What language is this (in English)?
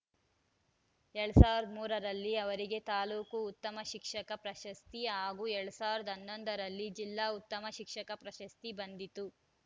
Kannada